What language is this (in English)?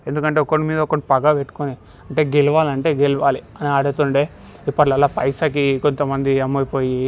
Telugu